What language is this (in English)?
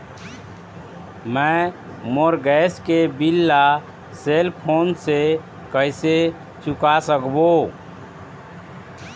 Chhattisgarhi